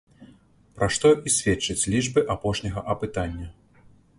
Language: Belarusian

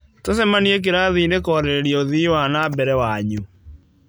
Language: Kikuyu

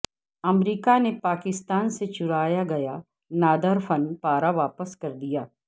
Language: Urdu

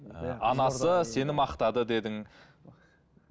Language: Kazakh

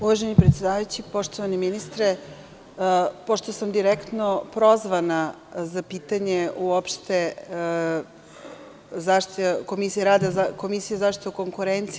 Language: Serbian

